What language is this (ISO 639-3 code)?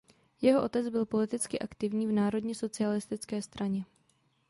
ces